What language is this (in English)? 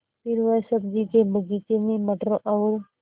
Hindi